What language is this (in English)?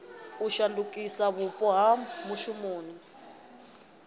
Venda